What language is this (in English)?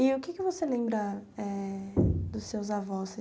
Portuguese